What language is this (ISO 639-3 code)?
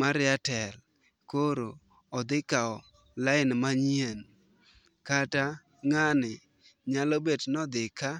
luo